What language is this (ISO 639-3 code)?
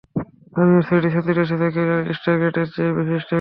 ben